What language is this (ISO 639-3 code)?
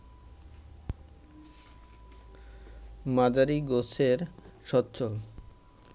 ben